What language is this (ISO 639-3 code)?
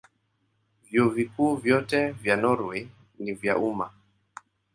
swa